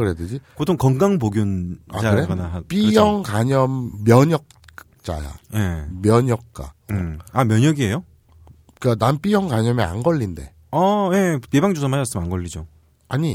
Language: Korean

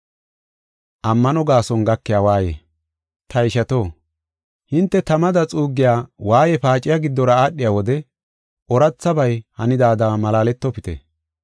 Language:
Gofa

